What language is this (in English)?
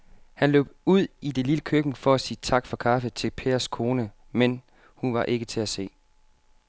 Danish